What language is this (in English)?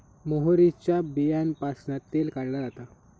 Marathi